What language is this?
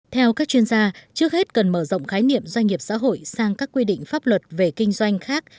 Vietnamese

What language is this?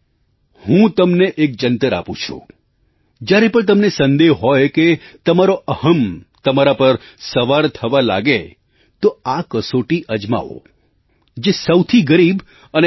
Gujarati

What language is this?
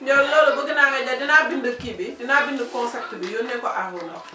Wolof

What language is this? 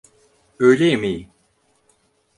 Turkish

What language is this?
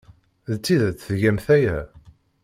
Kabyle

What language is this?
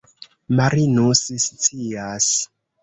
Esperanto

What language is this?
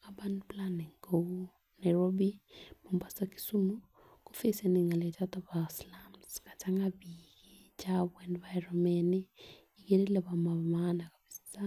Kalenjin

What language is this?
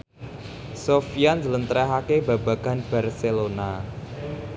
Javanese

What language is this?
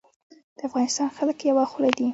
Pashto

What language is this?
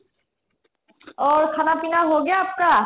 Assamese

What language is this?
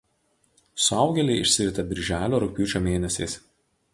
Lithuanian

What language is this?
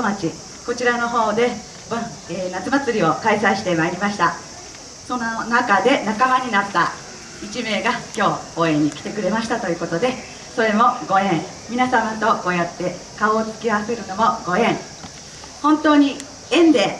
Japanese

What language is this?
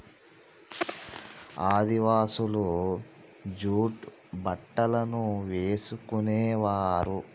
Telugu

